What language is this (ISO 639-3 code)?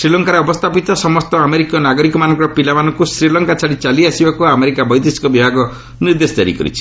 ori